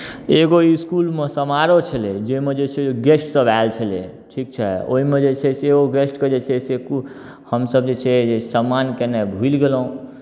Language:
Maithili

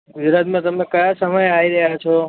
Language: Gujarati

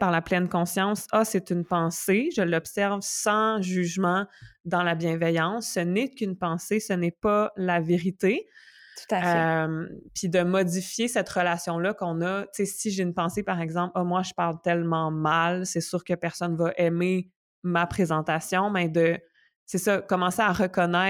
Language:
French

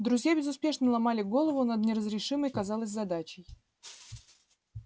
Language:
Russian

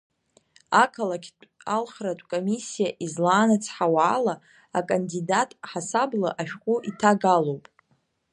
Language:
Abkhazian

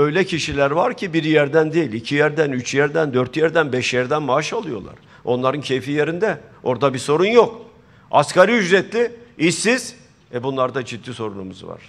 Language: Turkish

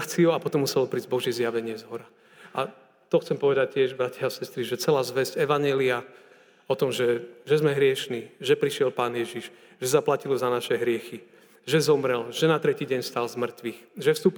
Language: Slovak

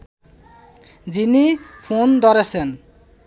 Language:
Bangla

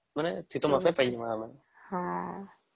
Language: Odia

